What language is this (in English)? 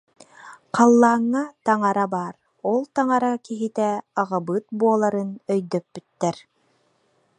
Yakut